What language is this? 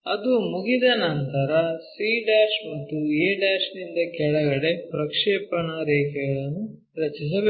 Kannada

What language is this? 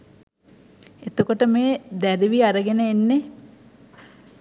Sinhala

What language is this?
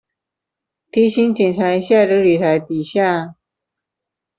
Chinese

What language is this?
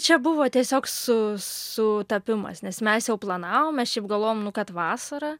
Lithuanian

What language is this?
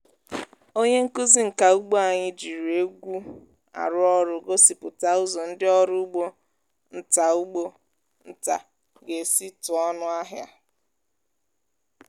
Igbo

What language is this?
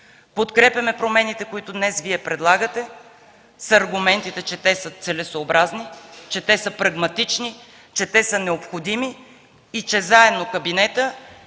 Bulgarian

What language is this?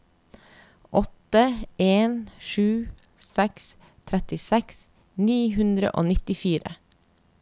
Norwegian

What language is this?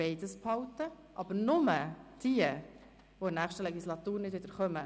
Swiss German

